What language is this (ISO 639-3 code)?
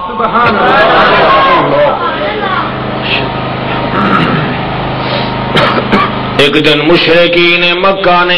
ara